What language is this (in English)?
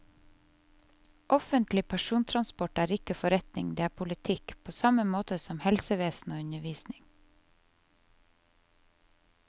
Norwegian